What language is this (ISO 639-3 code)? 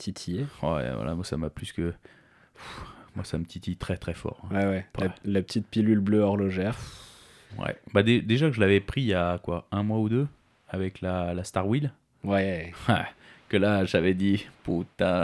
fra